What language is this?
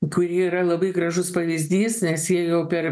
Lithuanian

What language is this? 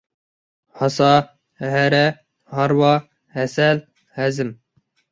Uyghur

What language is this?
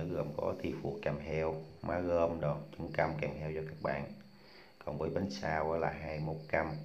Vietnamese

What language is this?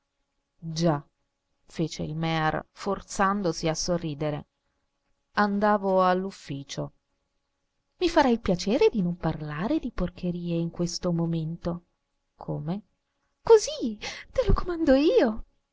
Italian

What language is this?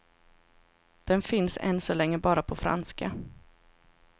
Swedish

